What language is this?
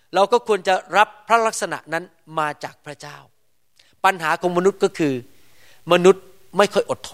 Thai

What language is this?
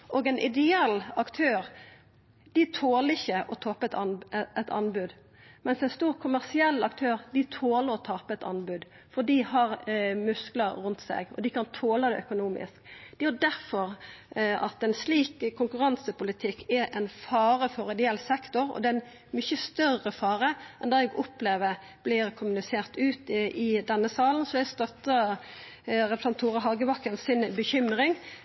Norwegian Nynorsk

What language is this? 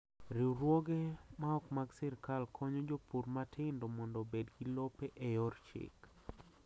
Luo (Kenya and Tanzania)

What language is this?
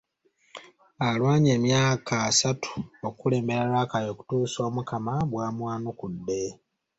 Ganda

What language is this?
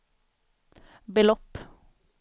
Swedish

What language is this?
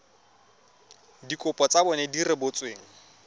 Tswana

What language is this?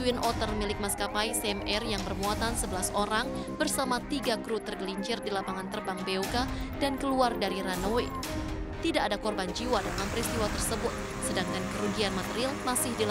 Indonesian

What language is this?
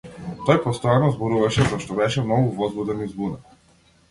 Macedonian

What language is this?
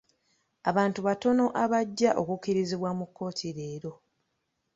Ganda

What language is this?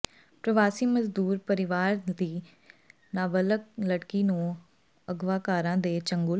Punjabi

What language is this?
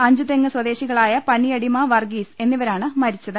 Malayalam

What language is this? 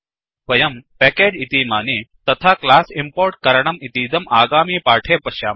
Sanskrit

